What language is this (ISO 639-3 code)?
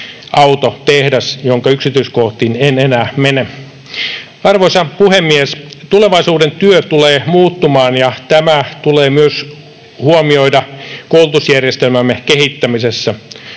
fin